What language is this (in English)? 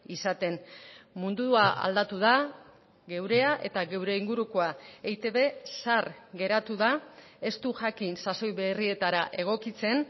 Basque